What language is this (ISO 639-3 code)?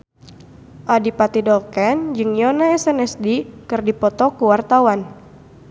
sun